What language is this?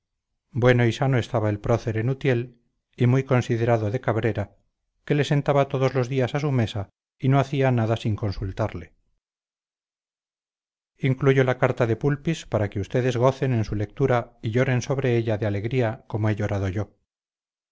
Spanish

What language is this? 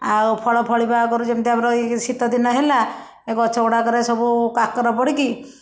Odia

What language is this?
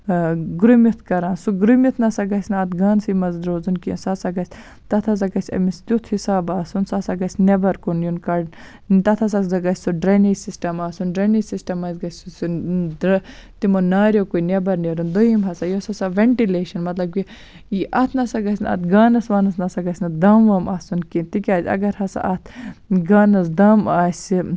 Kashmiri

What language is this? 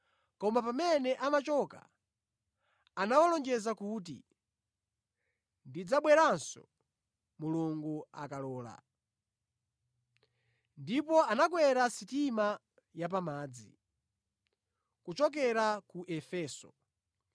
Nyanja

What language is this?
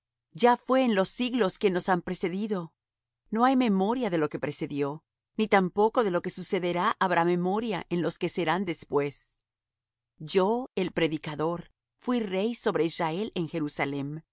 Spanish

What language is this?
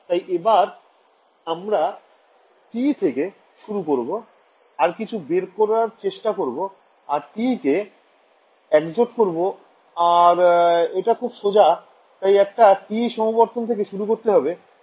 Bangla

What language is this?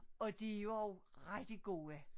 Danish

